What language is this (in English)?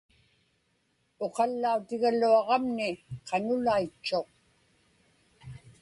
Inupiaq